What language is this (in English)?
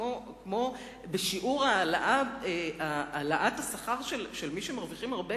Hebrew